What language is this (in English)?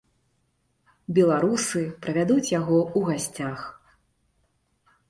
Belarusian